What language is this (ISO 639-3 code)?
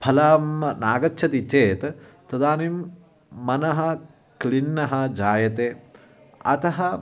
san